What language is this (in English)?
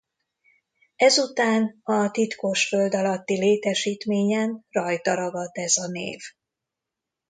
Hungarian